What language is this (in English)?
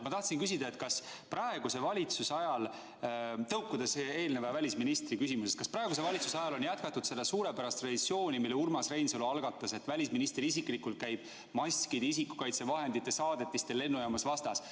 Estonian